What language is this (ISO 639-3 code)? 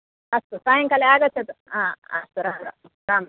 san